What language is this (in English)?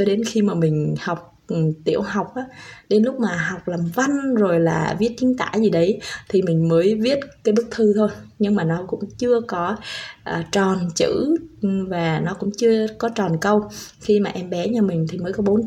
Vietnamese